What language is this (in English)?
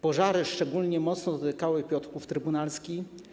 Polish